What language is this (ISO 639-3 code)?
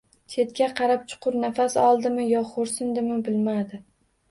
uzb